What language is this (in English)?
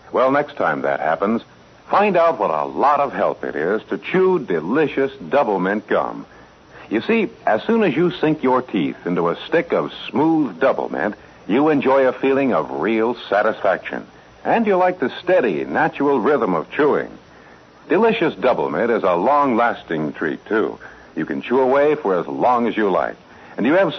English